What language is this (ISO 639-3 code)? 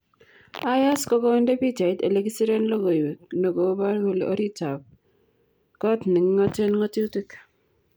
kln